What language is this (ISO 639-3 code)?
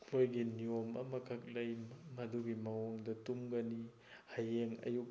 mni